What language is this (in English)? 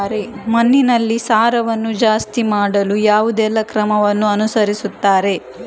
Kannada